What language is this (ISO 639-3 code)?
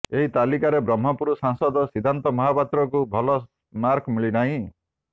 ori